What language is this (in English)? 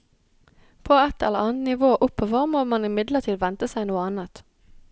Norwegian